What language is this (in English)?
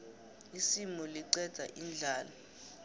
South Ndebele